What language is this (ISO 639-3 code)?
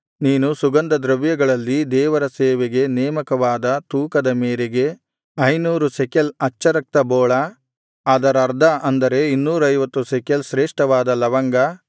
kan